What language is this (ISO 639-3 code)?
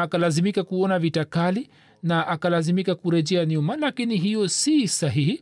swa